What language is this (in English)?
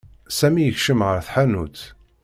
Kabyle